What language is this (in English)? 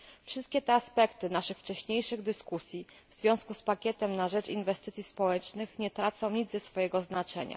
Polish